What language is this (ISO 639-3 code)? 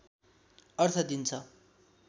nep